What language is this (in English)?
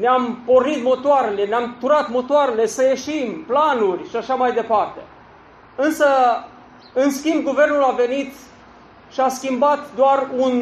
Romanian